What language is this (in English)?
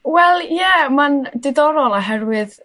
Welsh